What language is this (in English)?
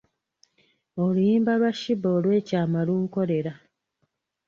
Ganda